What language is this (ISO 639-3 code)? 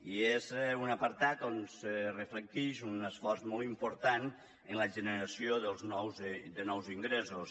cat